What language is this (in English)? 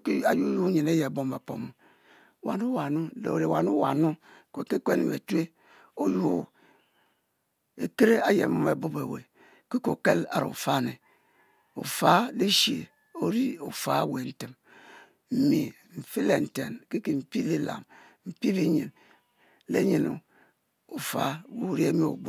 Mbe